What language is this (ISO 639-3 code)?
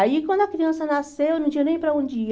por